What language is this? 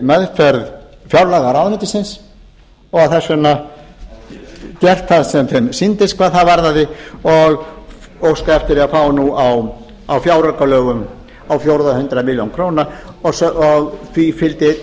Icelandic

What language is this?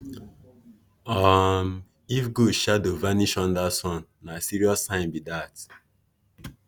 Nigerian Pidgin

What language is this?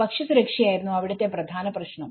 Malayalam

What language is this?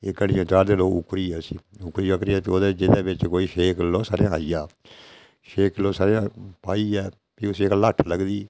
Dogri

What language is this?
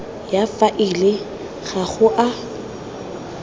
Tswana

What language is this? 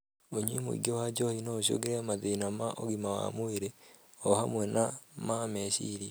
Kikuyu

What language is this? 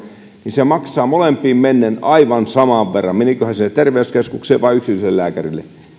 Finnish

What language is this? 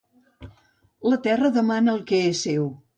Catalan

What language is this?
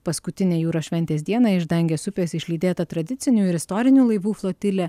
Lithuanian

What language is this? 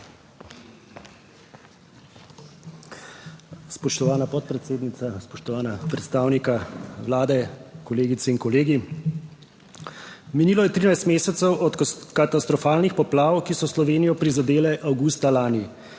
Slovenian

